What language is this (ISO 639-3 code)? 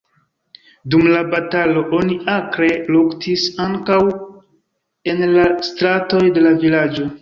epo